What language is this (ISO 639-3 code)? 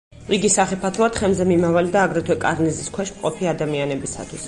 kat